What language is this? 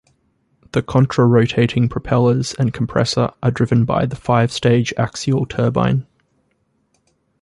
English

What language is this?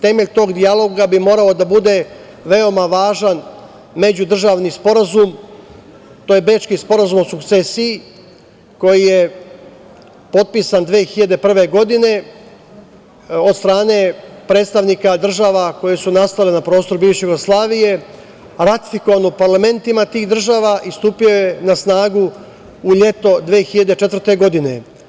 Serbian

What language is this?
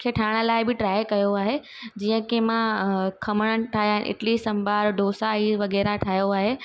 Sindhi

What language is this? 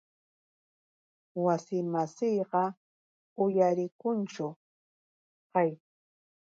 Yauyos Quechua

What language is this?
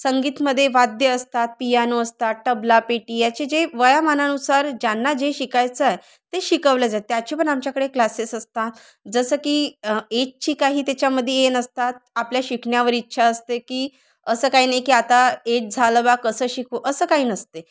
Marathi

